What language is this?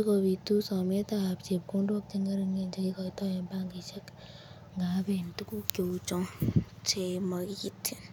Kalenjin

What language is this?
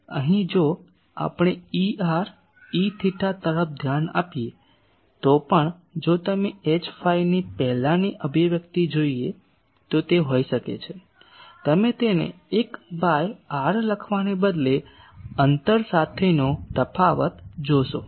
Gujarati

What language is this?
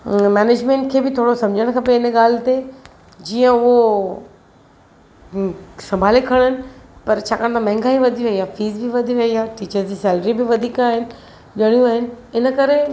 Sindhi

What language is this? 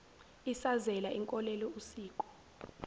Zulu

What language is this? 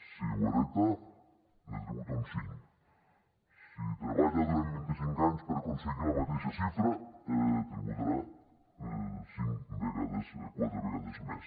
Catalan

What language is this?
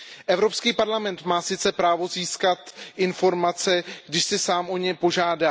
Czech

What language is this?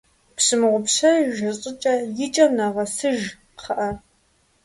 Kabardian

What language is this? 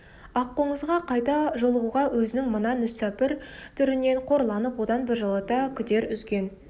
Kazakh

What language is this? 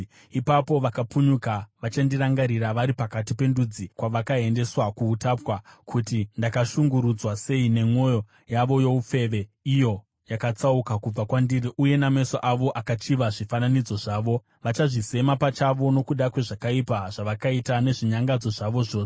Shona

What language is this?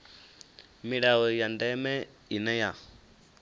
Venda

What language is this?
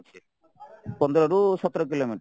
Odia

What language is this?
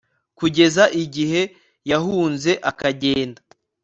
Kinyarwanda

